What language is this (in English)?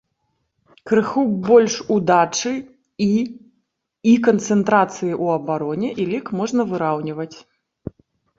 Belarusian